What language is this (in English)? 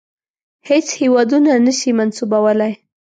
Pashto